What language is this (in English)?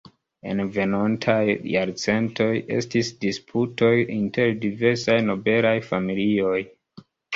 Esperanto